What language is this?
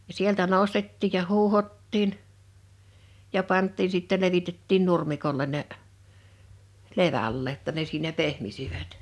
Finnish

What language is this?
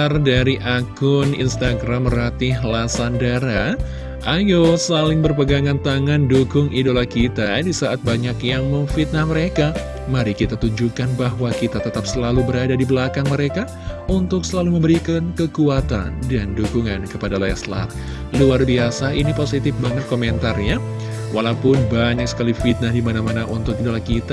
Indonesian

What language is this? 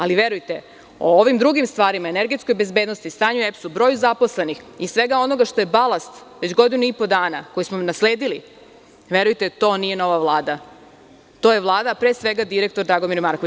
Serbian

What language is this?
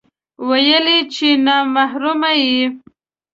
Pashto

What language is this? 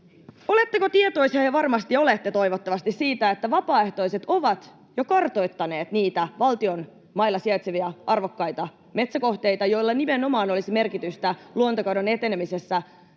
Finnish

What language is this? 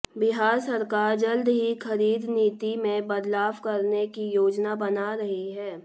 Hindi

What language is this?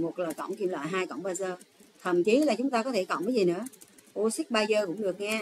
Vietnamese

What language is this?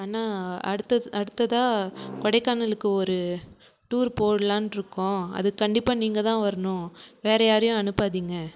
Tamil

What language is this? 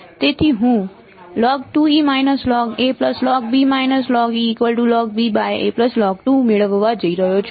Gujarati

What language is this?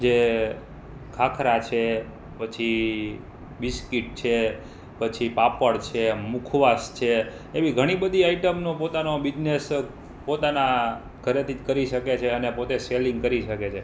Gujarati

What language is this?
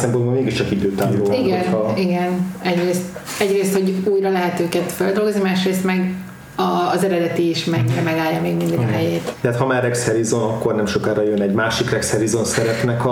Hungarian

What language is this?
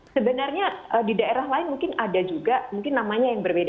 Indonesian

